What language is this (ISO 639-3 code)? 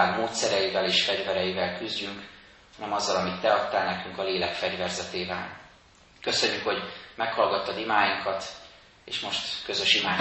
hun